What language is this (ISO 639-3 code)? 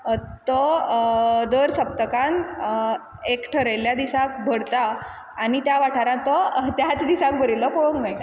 kok